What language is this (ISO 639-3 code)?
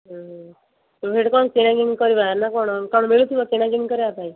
ori